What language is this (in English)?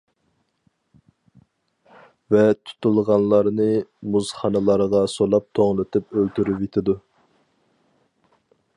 Uyghur